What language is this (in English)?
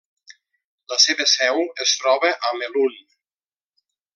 Catalan